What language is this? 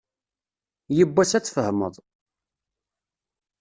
Kabyle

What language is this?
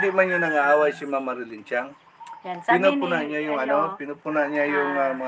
Filipino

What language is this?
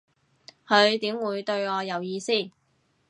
Cantonese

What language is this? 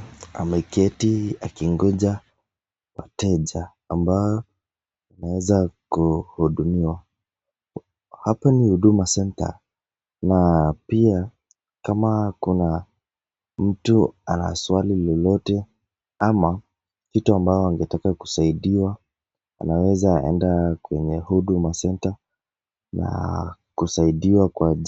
Swahili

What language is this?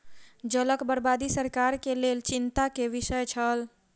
Maithili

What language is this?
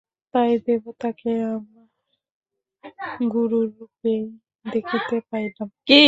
Bangla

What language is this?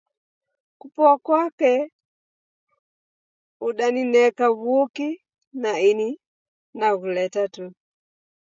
Taita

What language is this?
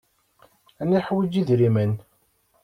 Kabyle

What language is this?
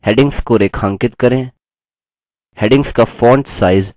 Hindi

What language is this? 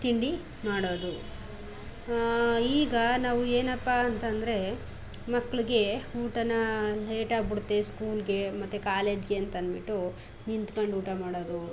Kannada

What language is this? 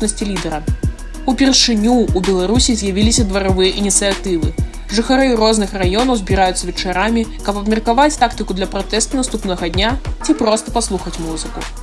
Russian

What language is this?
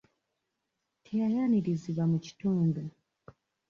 Ganda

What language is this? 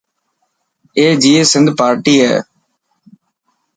Dhatki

